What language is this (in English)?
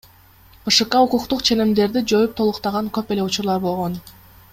Kyrgyz